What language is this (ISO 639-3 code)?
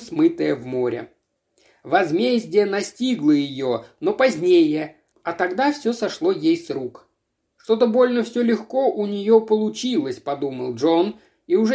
rus